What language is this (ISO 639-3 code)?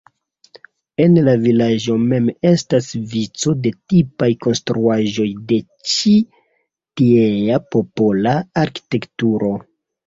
epo